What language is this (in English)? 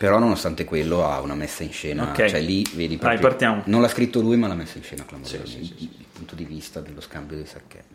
Italian